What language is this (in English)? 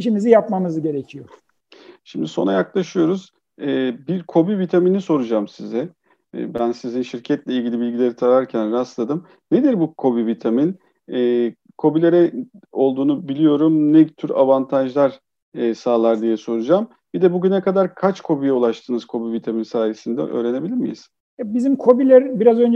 Turkish